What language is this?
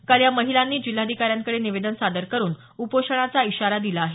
Marathi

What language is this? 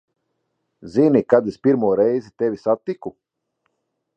Latvian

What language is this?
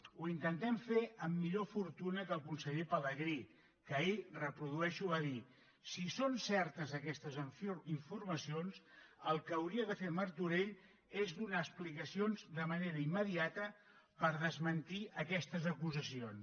Catalan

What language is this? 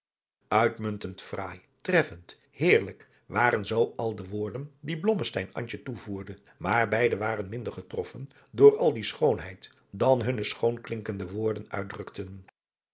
Dutch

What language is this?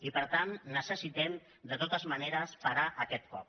Catalan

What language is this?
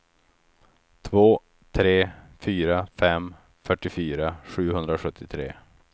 Swedish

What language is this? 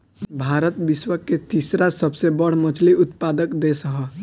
Bhojpuri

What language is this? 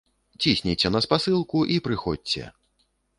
Belarusian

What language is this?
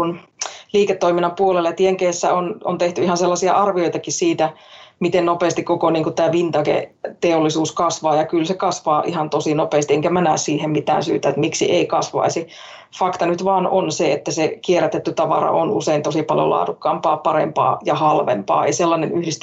Finnish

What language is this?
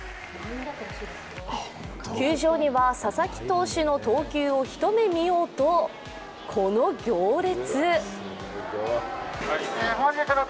Japanese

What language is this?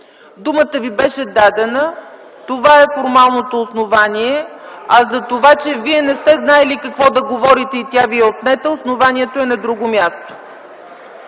Bulgarian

